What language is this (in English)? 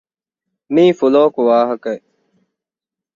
Divehi